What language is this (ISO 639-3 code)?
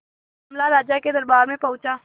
hin